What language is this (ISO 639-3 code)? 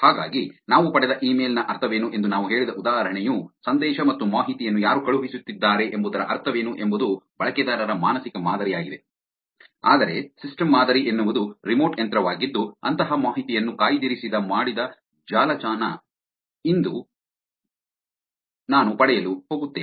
kan